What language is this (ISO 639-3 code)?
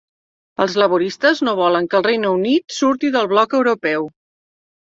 cat